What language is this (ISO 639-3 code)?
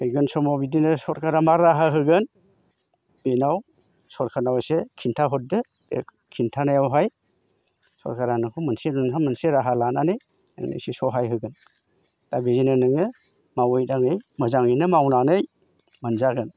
brx